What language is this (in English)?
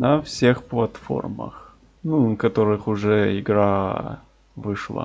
Russian